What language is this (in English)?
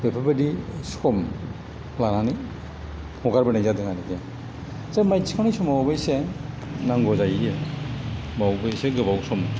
Bodo